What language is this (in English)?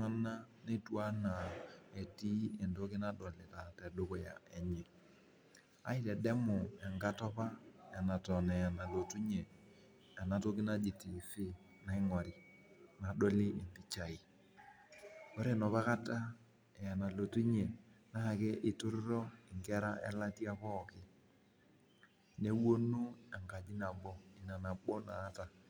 Masai